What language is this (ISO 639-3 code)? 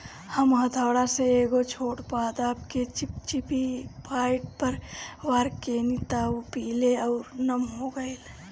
bho